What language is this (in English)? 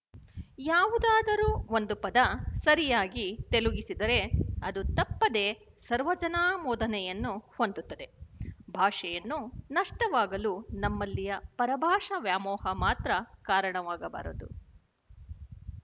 Kannada